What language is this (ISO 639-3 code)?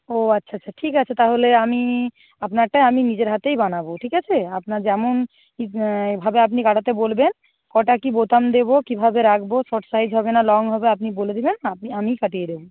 ben